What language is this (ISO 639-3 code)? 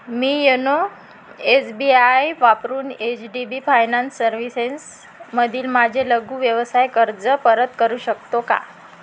mar